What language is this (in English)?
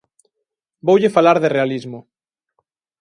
Galician